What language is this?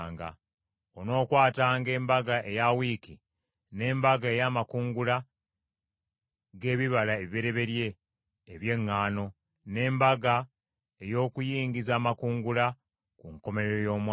Ganda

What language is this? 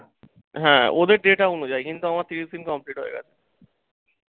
Bangla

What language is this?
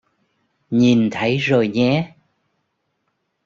Vietnamese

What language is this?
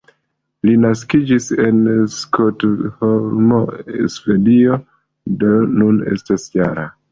Esperanto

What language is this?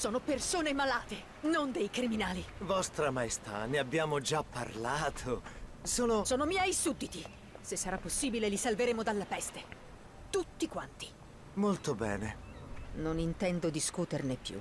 Italian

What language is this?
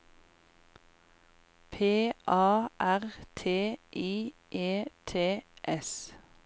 Norwegian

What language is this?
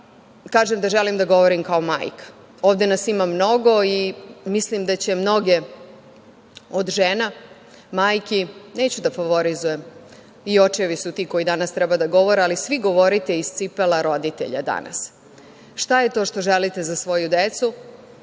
Serbian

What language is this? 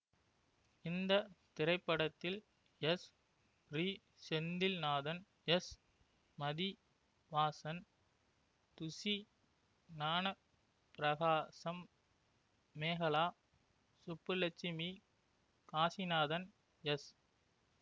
Tamil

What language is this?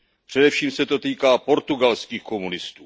Czech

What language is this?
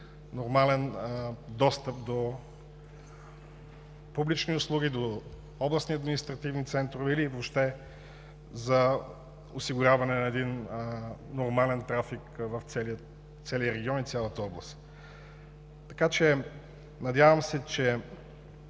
Bulgarian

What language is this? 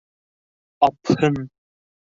Bashkir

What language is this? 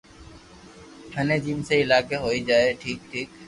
Loarki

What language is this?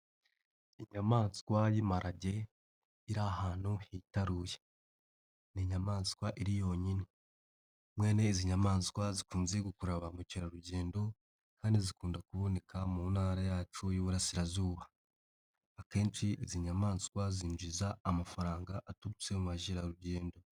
Kinyarwanda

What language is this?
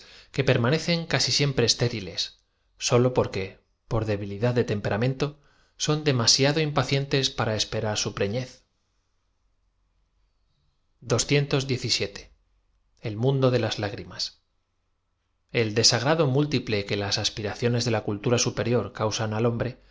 Spanish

